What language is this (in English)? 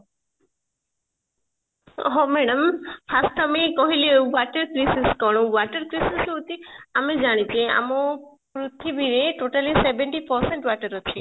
Odia